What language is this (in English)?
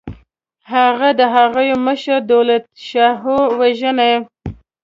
Pashto